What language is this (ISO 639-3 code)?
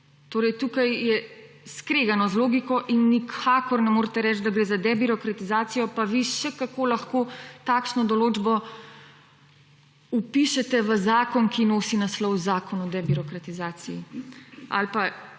slv